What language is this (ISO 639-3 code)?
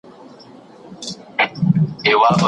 pus